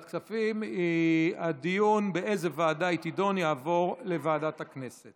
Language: Hebrew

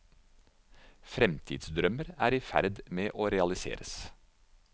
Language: Norwegian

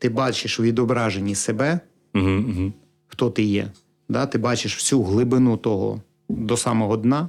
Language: Ukrainian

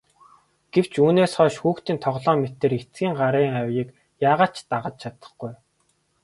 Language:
Mongolian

